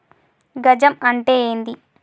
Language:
Telugu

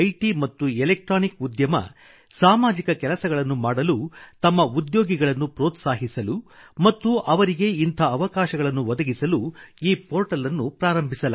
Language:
Kannada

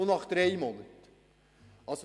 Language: Swiss German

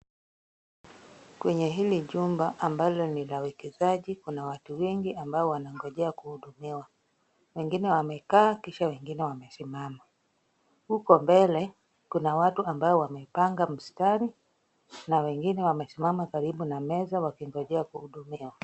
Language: Swahili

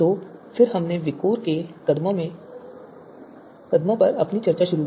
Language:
Hindi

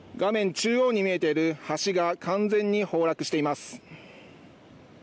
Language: Japanese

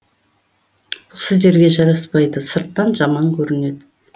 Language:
Kazakh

